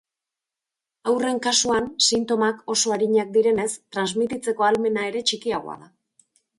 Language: Basque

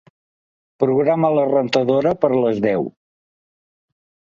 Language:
Catalan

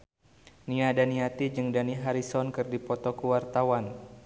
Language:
Sundanese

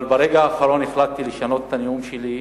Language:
Hebrew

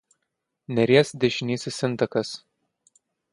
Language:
Lithuanian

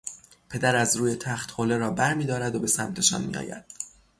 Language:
Persian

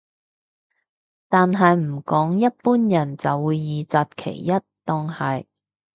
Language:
Cantonese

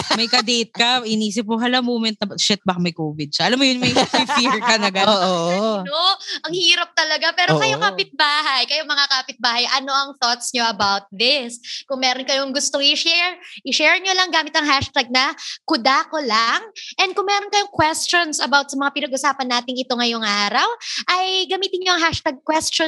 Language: Filipino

